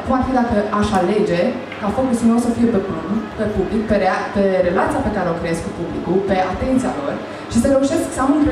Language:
Romanian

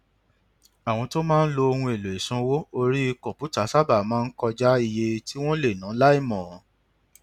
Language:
Yoruba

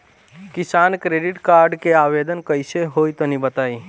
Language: Bhojpuri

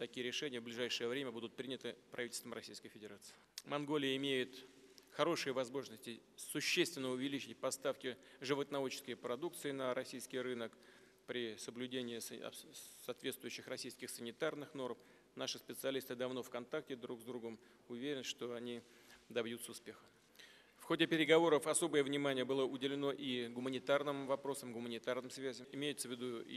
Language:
Russian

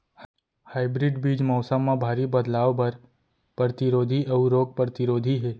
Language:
Chhattisgarhi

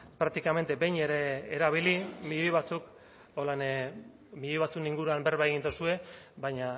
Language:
Basque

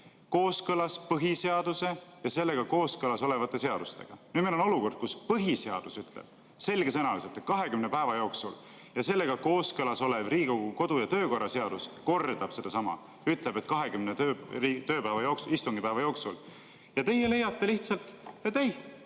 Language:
Estonian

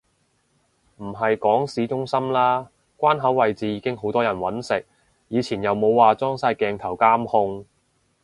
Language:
Cantonese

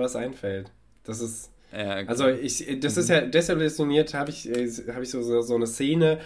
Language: German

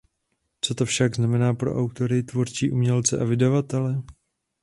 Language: Czech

